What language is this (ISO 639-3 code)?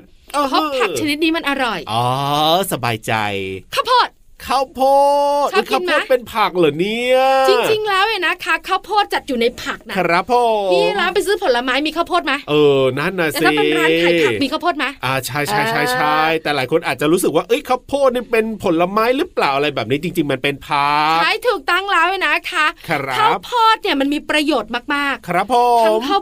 tha